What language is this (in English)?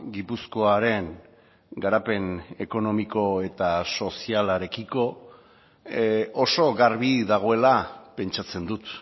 Basque